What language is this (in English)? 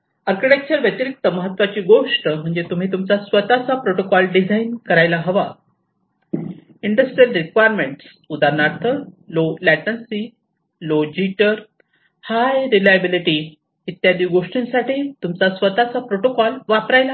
Marathi